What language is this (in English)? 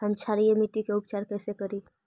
Magahi